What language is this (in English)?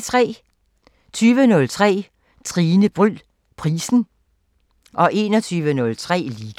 Danish